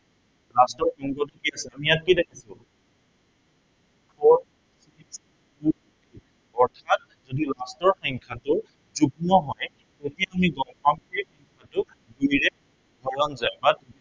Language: Assamese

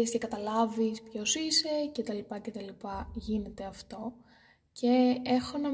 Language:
Greek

